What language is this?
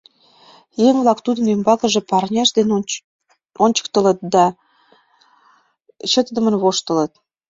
Mari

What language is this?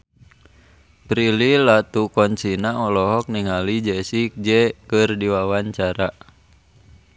Sundanese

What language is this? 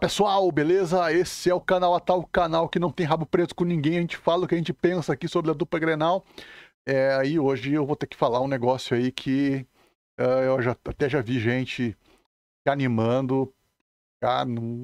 Portuguese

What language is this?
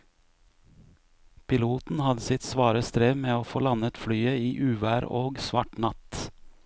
Norwegian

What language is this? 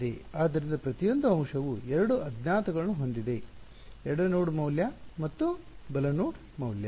Kannada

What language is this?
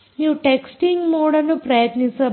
Kannada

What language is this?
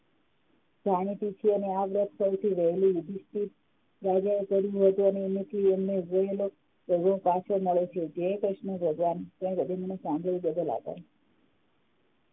Gujarati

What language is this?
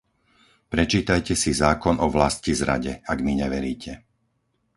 Slovak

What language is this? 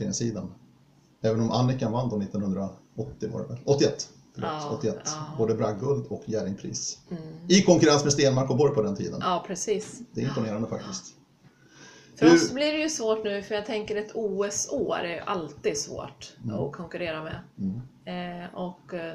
Swedish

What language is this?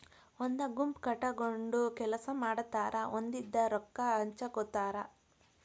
Kannada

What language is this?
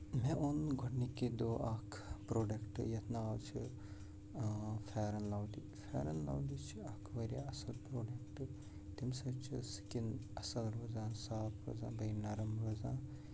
Kashmiri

